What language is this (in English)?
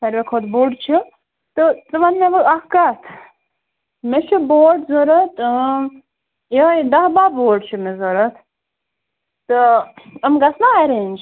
Kashmiri